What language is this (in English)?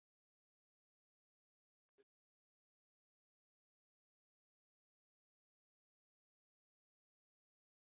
Bangla